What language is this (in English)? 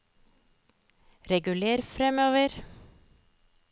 Norwegian